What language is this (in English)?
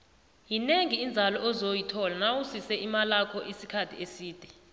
South Ndebele